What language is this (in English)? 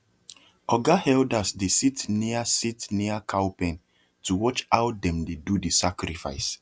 Nigerian Pidgin